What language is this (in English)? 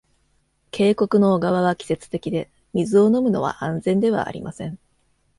Japanese